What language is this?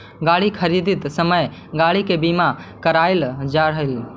Magahi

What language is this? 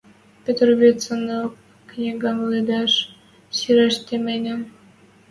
Western Mari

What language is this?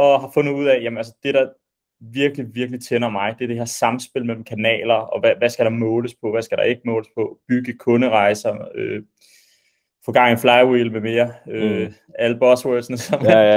Danish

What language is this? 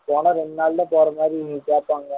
Tamil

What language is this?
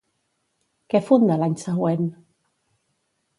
Catalan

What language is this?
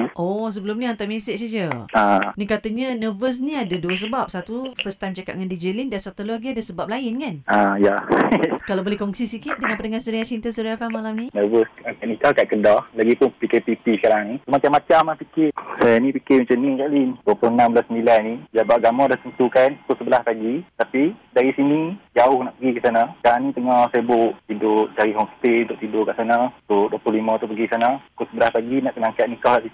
Malay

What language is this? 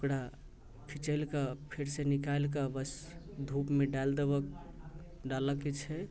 Maithili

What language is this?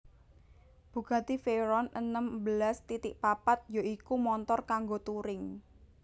Javanese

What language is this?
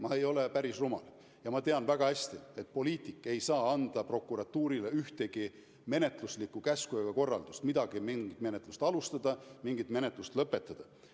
Estonian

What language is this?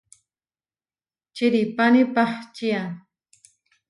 Huarijio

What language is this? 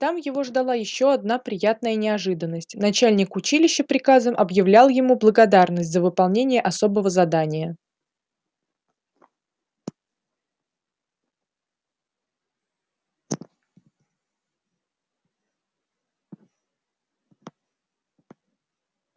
Russian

